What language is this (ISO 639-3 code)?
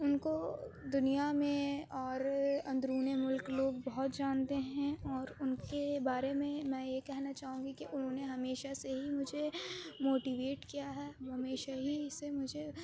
urd